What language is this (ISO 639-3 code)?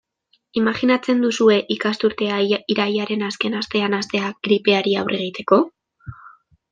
eus